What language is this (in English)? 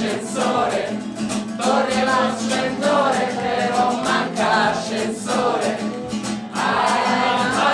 Spanish